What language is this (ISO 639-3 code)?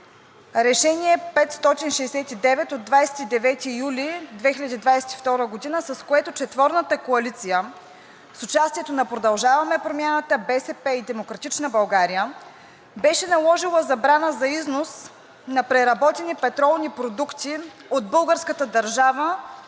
bul